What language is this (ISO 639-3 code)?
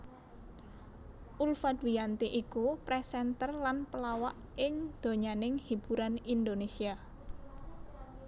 jav